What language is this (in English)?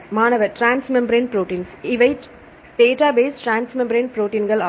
Tamil